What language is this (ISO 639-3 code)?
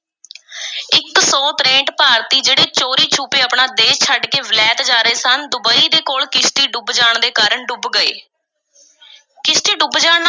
pan